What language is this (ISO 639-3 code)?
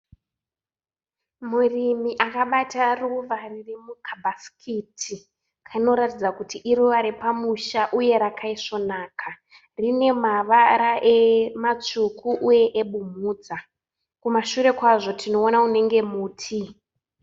sna